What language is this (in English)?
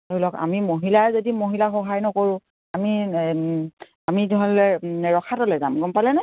Assamese